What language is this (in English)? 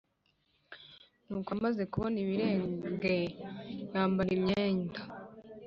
Kinyarwanda